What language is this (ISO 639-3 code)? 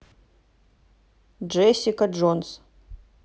rus